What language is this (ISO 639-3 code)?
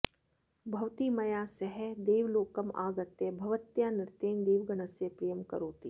san